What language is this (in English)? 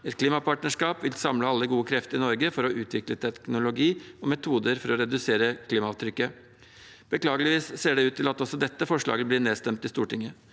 Norwegian